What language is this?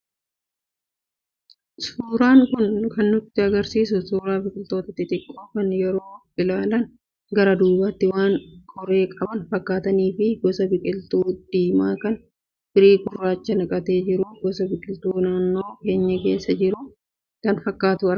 Oromo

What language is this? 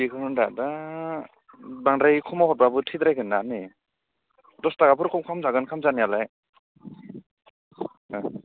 Bodo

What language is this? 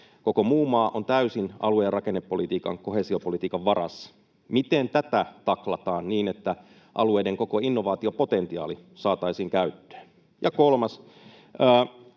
Finnish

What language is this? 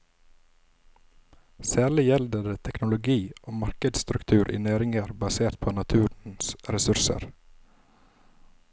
Norwegian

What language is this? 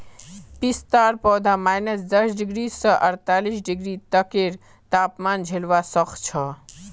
Magahi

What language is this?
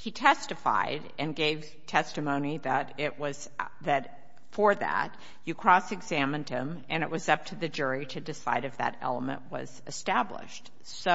English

